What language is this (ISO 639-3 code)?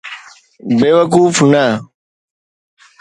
snd